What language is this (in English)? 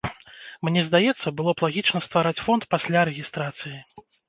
Belarusian